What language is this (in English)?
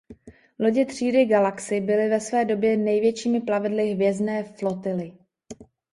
Czech